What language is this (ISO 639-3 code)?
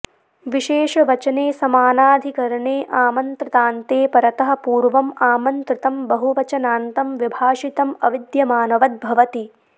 san